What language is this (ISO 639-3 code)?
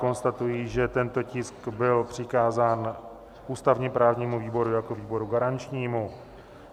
ces